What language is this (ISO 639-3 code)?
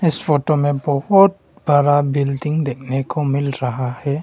hin